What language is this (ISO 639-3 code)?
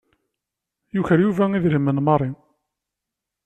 kab